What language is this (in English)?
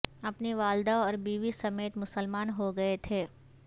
Urdu